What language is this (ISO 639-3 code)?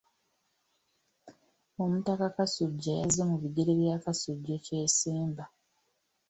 lug